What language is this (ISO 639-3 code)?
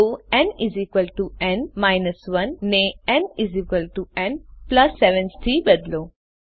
guj